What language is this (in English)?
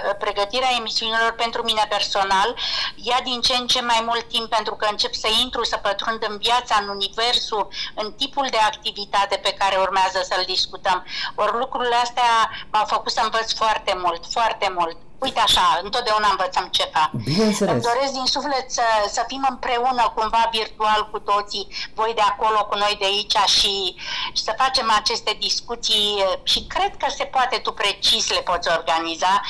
Romanian